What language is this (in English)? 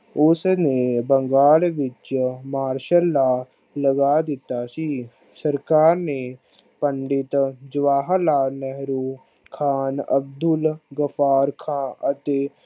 Punjabi